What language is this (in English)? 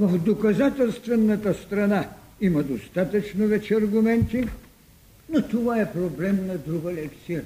Bulgarian